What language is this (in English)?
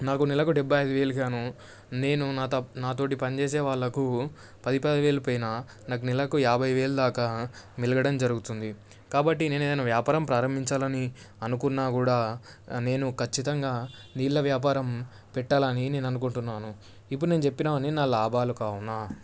Telugu